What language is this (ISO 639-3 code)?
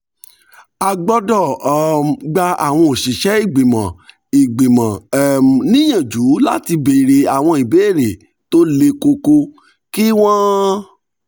yor